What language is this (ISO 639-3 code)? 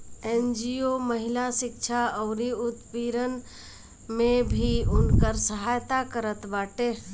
bho